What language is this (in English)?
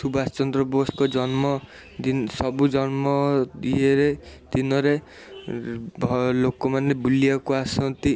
Odia